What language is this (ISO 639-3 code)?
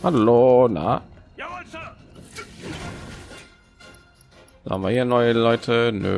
deu